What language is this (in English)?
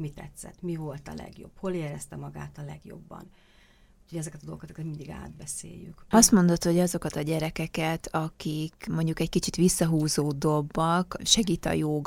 Hungarian